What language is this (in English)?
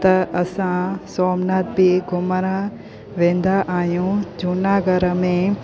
Sindhi